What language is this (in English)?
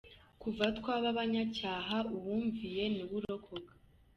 Kinyarwanda